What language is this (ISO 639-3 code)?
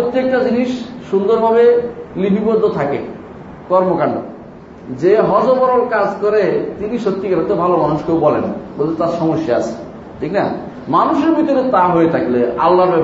ben